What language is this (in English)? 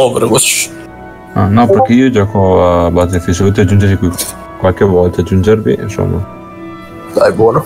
Italian